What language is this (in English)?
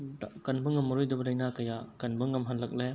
Manipuri